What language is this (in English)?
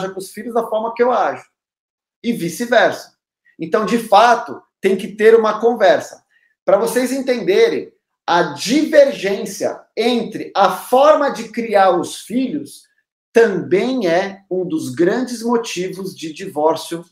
Portuguese